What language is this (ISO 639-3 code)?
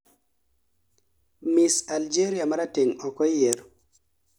luo